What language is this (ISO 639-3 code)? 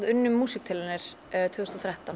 isl